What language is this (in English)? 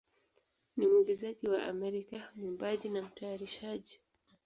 Swahili